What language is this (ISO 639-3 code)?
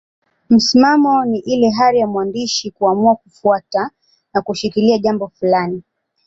swa